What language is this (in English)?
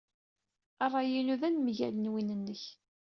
Kabyle